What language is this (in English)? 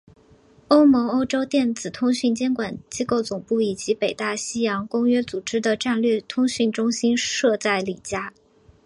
Chinese